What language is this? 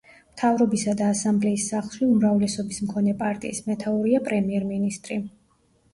Georgian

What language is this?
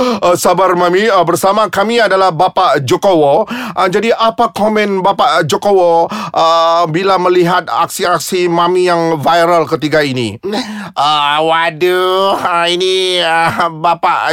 Malay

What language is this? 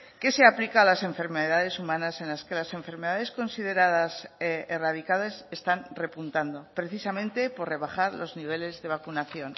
Spanish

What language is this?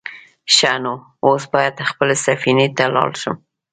Pashto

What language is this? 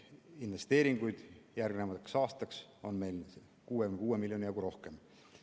Estonian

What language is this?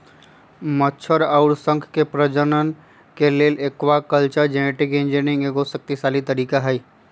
Magahi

